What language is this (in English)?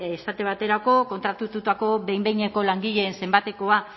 Basque